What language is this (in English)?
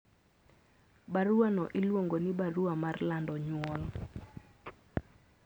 Luo (Kenya and Tanzania)